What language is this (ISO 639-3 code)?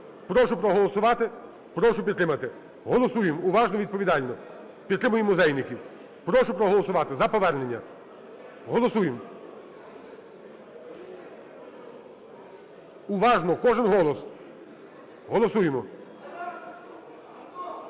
ukr